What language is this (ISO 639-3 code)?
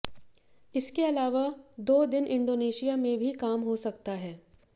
hin